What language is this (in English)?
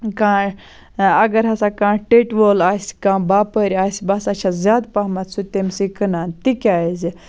Kashmiri